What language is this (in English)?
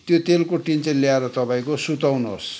Nepali